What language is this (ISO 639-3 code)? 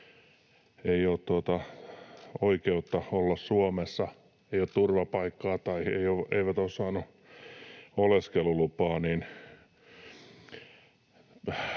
fin